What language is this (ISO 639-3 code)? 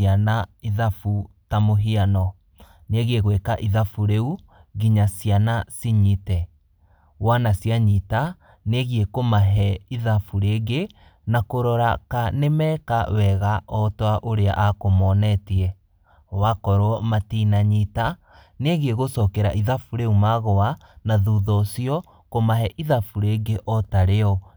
kik